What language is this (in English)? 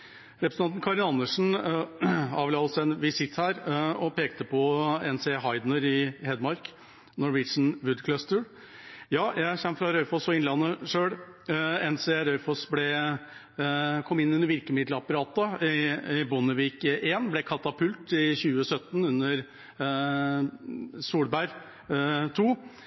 Norwegian Bokmål